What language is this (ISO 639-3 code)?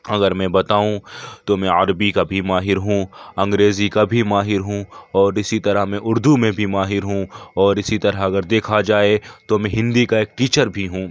urd